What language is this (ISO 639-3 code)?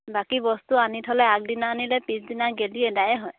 asm